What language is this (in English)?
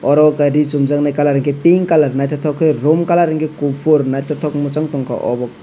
Kok Borok